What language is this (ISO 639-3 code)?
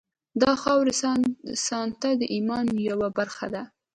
pus